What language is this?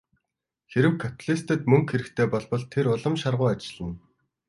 Mongolian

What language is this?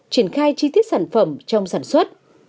Vietnamese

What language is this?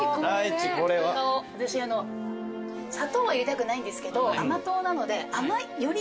Japanese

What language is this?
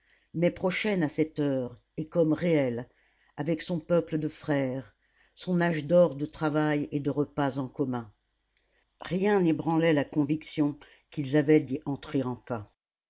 French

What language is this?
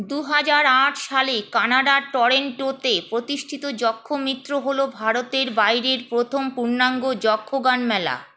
Bangla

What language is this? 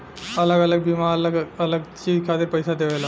Bhojpuri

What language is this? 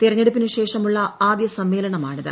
Malayalam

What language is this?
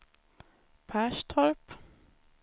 Swedish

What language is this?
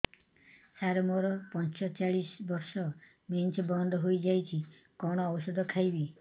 Odia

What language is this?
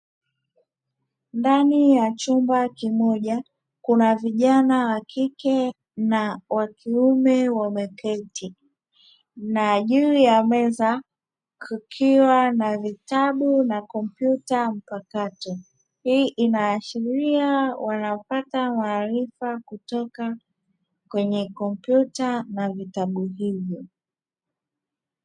Swahili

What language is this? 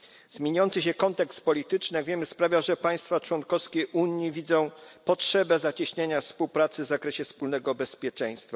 Polish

